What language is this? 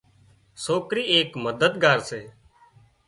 Wadiyara Koli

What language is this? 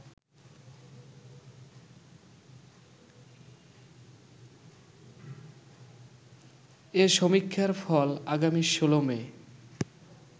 Bangla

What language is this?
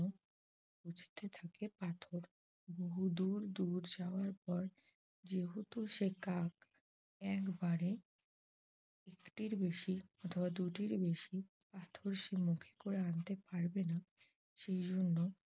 Bangla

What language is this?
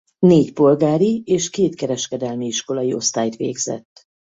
Hungarian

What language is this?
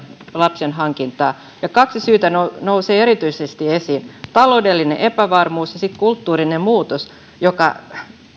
Finnish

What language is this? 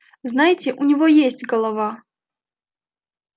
Russian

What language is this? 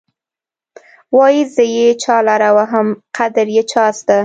Pashto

